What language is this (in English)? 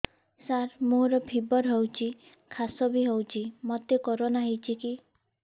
Odia